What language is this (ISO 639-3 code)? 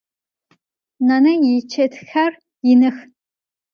ady